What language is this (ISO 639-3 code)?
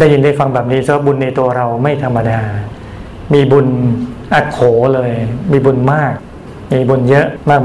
tha